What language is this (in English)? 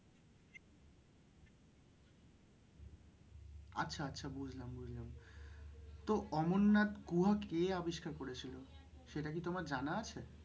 Bangla